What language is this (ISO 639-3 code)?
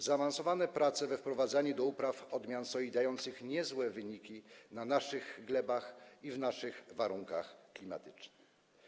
pol